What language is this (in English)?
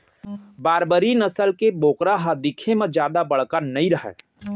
Chhattisgarhi